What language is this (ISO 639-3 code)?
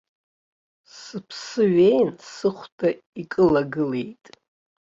abk